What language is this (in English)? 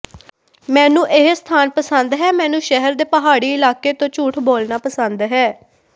Punjabi